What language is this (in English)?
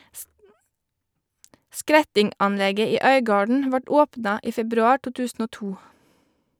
Norwegian